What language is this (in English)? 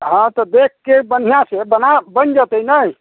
Maithili